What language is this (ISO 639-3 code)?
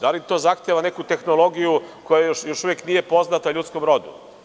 srp